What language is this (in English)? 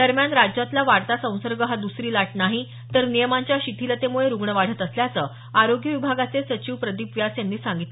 Marathi